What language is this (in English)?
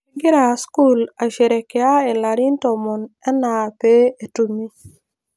Masai